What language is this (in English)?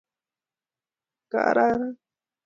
Kalenjin